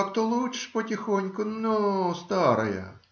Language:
Russian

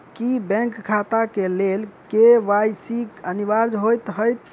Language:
Maithili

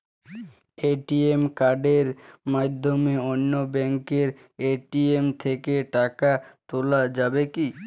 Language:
Bangla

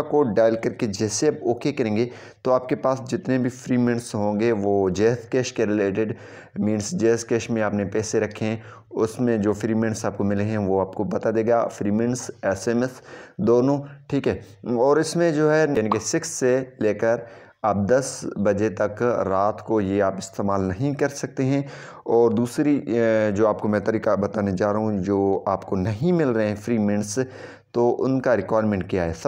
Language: Hindi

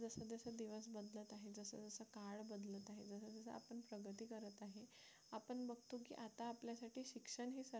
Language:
Marathi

